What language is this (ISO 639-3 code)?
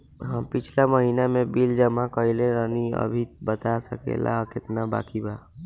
bho